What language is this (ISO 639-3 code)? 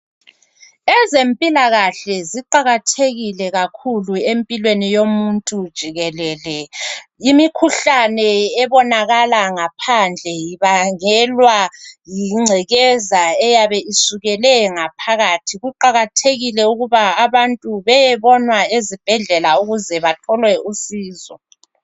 nde